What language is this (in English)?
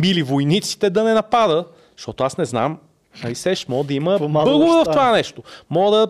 Bulgarian